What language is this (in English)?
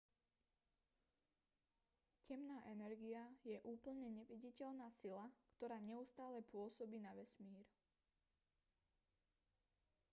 Slovak